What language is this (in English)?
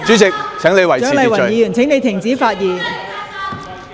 Cantonese